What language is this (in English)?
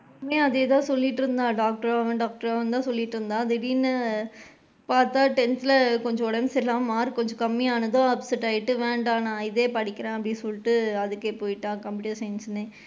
Tamil